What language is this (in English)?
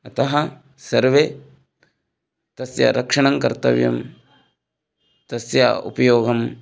Sanskrit